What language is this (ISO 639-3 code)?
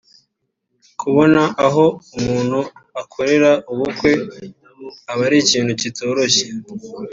kin